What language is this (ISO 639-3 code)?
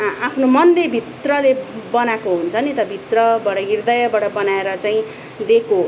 nep